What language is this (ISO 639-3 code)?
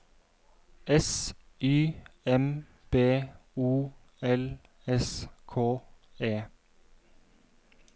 nor